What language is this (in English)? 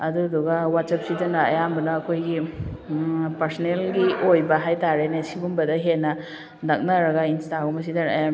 Manipuri